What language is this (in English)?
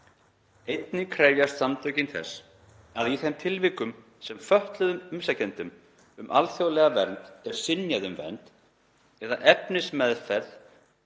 Icelandic